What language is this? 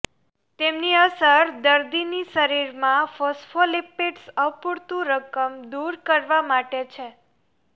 Gujarati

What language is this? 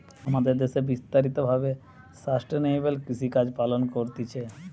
Bangla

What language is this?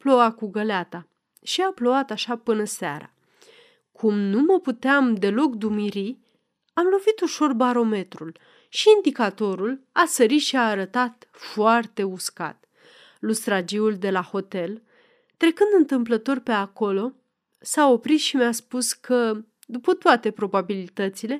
Romanian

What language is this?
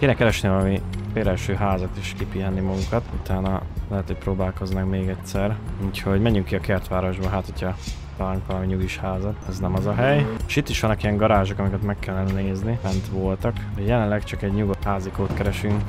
Hungarian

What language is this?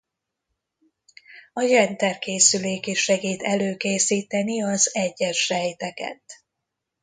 Hungarian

